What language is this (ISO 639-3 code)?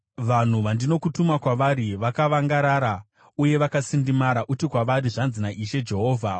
sna